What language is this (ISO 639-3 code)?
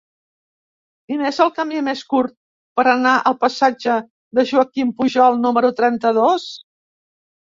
cat